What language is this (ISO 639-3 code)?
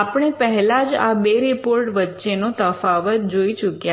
guj